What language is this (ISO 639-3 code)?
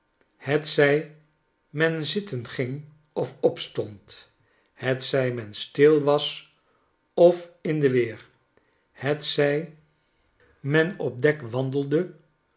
nld